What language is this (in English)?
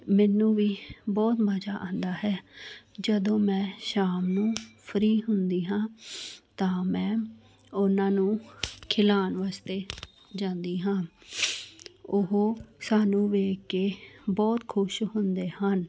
Punjabi